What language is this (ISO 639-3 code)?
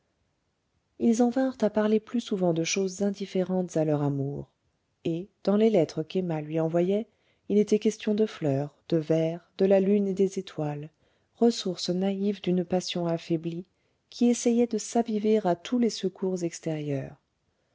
fra